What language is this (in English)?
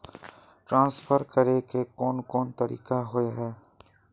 Magahi